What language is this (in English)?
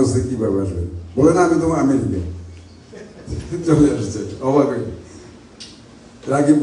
Bangla